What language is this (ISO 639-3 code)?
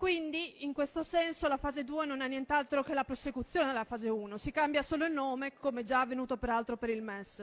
ita